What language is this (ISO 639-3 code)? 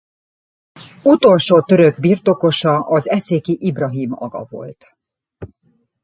hun